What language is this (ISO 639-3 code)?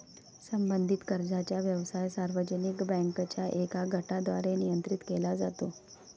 mar